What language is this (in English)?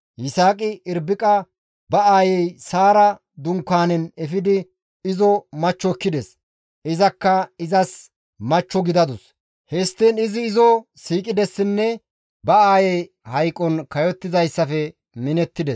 Gamo